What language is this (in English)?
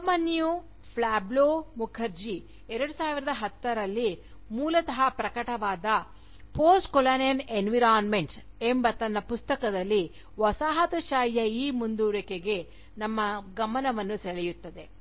Kannada